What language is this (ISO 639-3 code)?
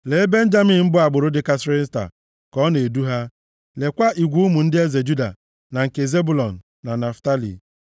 ibo